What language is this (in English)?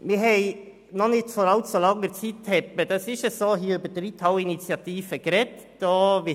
Swiss German